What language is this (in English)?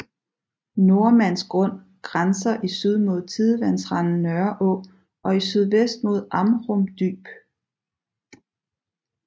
Danish